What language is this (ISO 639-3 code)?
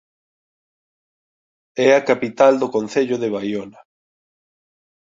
glg